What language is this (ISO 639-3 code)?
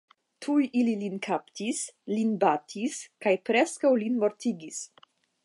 epo